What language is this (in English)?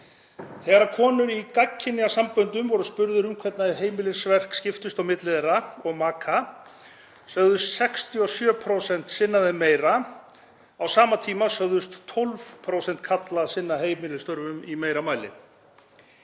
Icelandic